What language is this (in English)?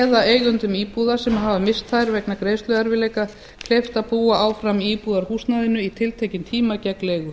Icelandic